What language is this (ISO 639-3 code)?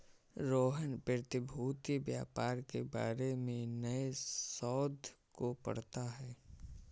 hin